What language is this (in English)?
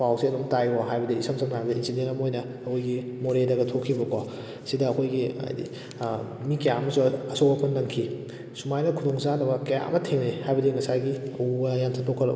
Manipuri